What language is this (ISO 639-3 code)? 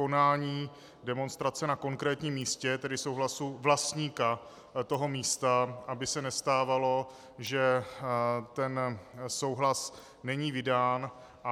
ces